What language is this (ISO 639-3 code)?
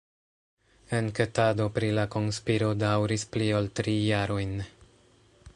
epo